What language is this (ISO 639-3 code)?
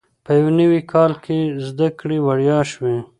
pus